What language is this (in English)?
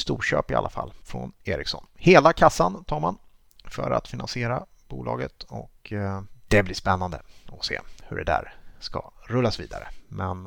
Swedish